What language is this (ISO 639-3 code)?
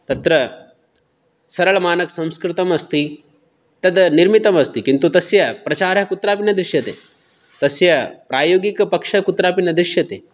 san